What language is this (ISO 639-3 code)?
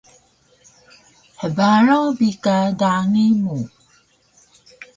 trv